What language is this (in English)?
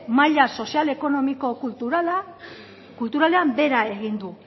Basque